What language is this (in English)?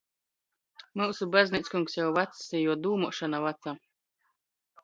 Latgalian